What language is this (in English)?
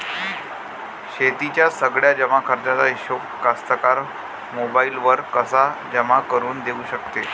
Marathi